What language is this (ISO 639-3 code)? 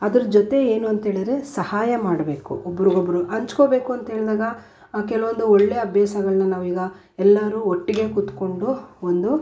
kan